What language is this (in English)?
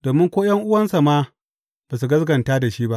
Hausa